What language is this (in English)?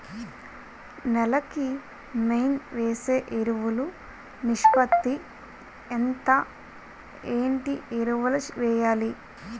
Telugu